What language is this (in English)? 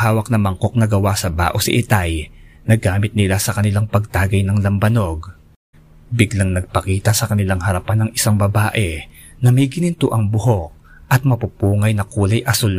Filipino